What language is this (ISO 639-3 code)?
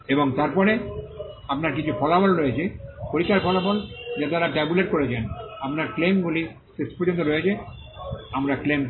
ben